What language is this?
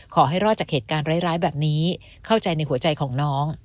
Thai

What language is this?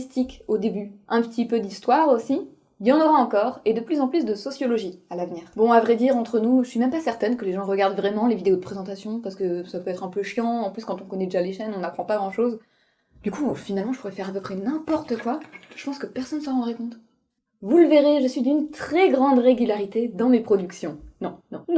French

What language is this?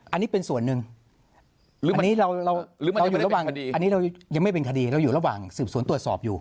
Thai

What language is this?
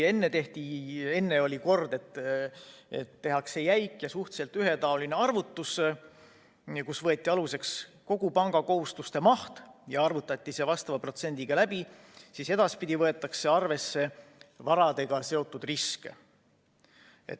Estonian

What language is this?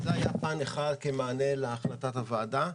Hebrew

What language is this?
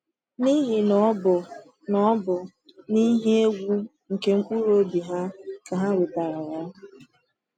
Igbo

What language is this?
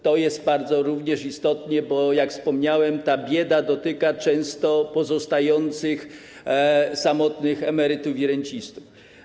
Polish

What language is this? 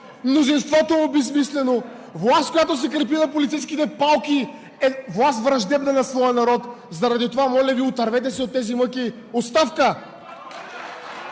Bulgarian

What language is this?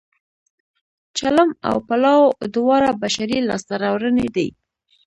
Pashto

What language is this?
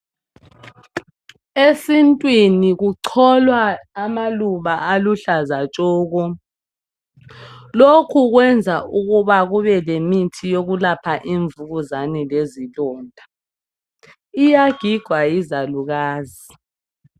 North Ndebele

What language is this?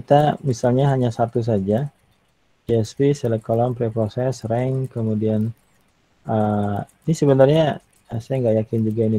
Indonesian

